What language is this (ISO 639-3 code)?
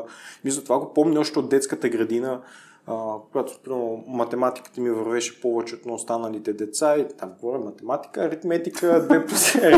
bul